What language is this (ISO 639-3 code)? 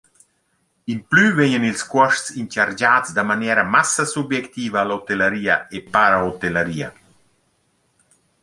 roh